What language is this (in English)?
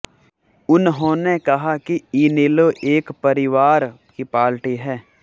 Hindi